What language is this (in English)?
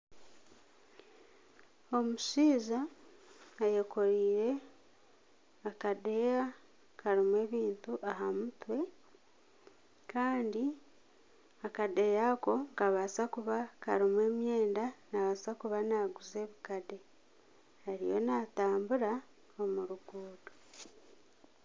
Nyankole